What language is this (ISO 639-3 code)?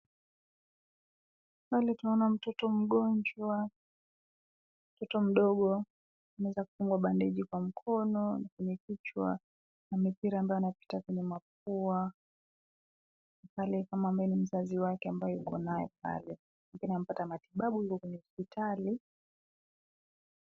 swa